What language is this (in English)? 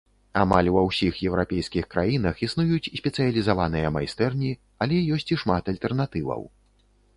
Belarusian